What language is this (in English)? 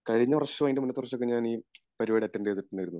Malayalam